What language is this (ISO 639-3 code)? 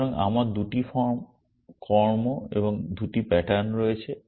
ben